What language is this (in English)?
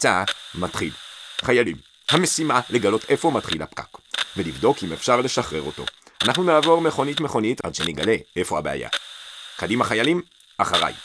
Hebrew